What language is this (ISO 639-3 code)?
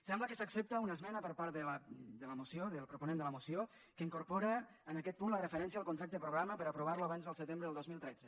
cat